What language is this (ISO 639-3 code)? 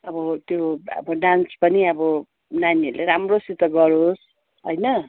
nep